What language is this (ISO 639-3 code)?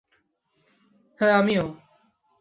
ben